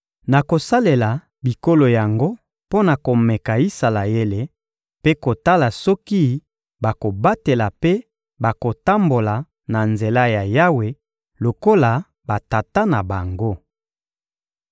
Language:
Lingala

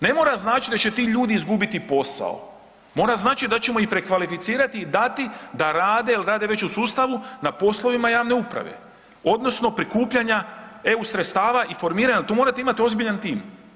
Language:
Croatian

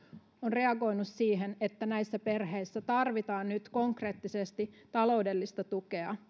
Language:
Finnish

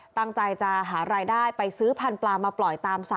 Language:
Thai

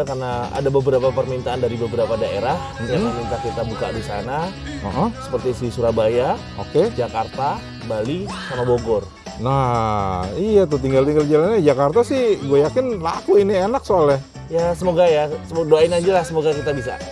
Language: Indonesian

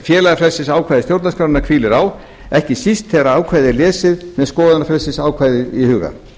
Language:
Icelandic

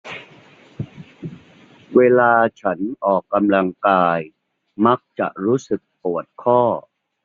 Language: Thai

